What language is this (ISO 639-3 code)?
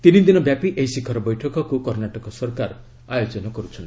ori